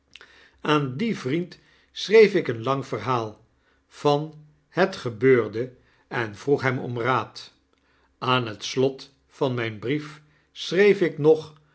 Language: Dutch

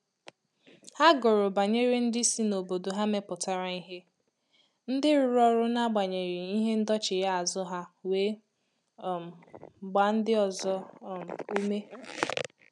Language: Igbo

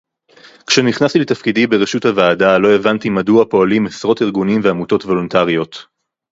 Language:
Hebrew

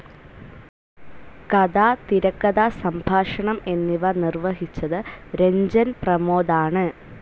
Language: Malayalam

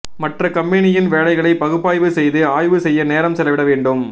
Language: Tamil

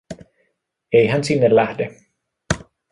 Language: Finnish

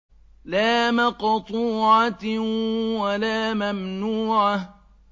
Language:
Arabic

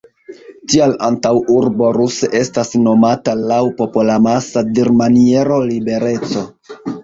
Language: Esperanto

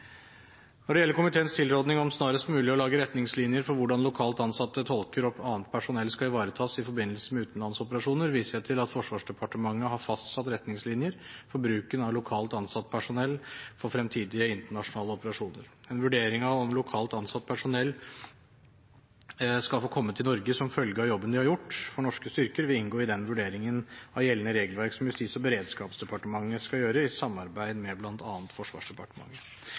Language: Norwegian Bokmål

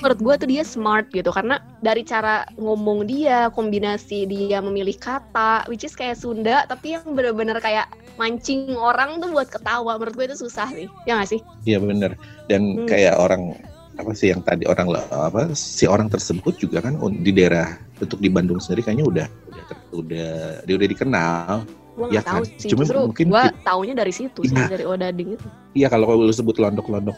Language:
Indonesian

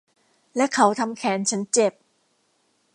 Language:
Thai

